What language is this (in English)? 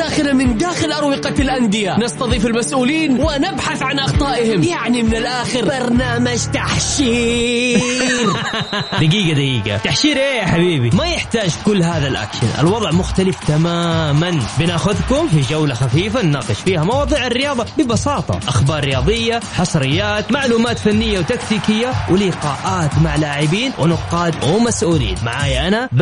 Arabic